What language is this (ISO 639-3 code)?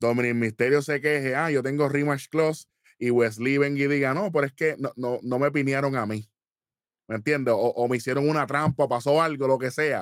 spa